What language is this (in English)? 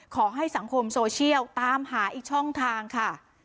Thai